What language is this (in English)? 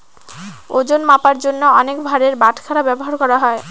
Bangla